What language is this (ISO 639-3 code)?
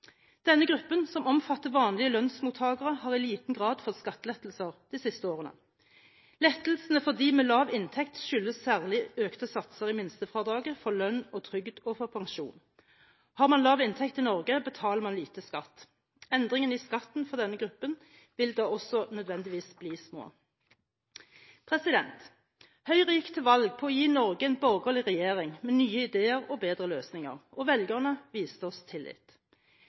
nob